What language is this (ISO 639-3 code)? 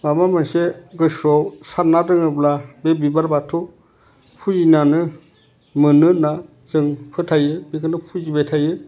brx